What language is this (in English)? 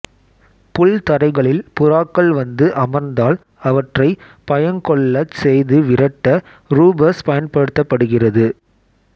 Tamil